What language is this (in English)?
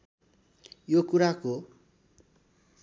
Nepali